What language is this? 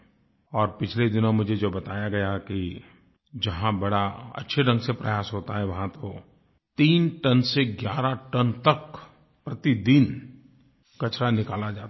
Hindi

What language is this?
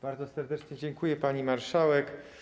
Polish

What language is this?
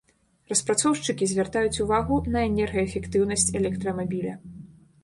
Belarusian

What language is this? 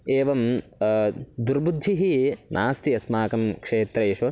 Sanskrit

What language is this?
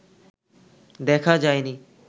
Bangla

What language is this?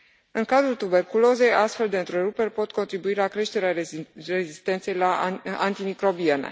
Romanian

